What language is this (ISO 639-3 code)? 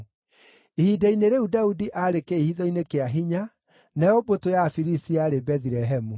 kik